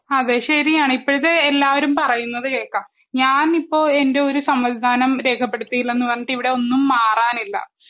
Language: Malayalam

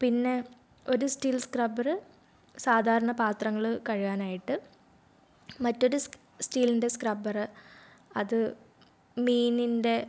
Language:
Malayalam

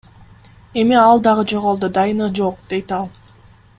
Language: Kyrgyz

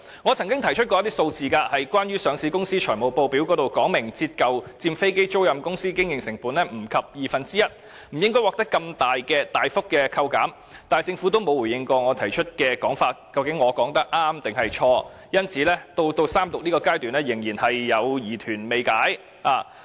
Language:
Cantonese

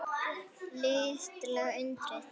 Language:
Icelandic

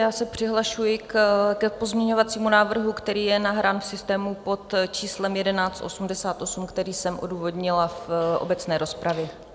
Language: Czech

